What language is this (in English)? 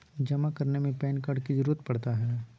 Magahi